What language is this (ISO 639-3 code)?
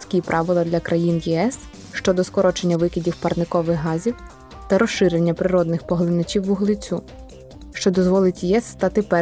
ukr